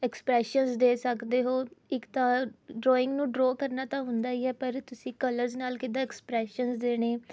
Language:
Punjabi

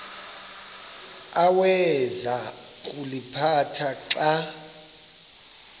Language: Xhosa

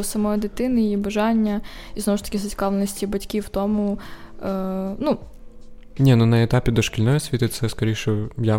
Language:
Ukrainian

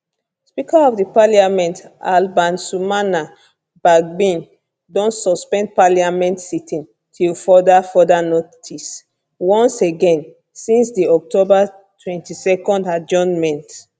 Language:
Nigerian Pidgin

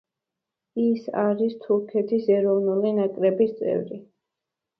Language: Georgian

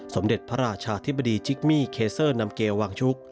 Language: Thai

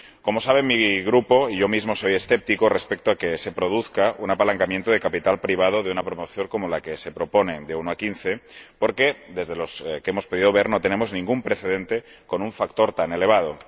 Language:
Spanish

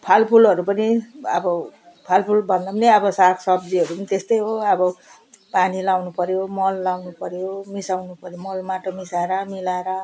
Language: Nepali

